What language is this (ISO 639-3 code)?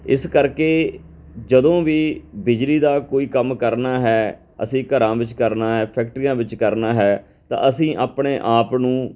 pan